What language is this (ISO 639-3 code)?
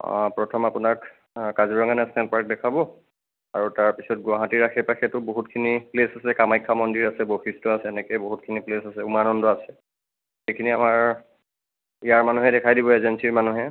asm